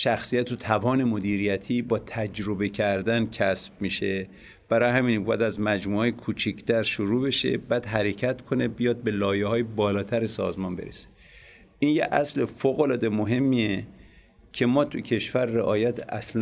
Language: Persian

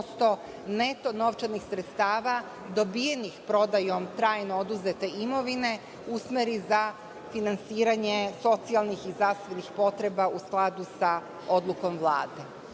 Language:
Serbian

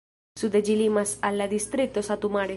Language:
Esperanto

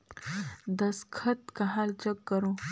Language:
Chhattisgarhi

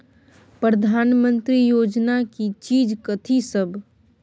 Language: Maithili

